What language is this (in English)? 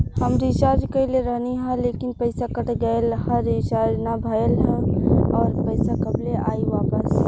Bhojpuri